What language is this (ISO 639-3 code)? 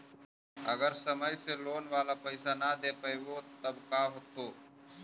mag